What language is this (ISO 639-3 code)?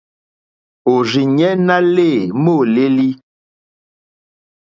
bri